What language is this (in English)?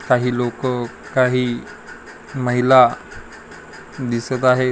Marathi